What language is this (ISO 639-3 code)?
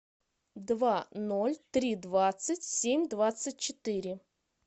rus